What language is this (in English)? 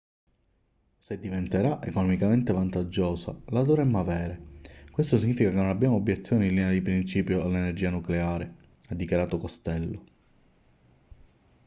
Italian